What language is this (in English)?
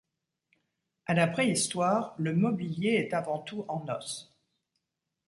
French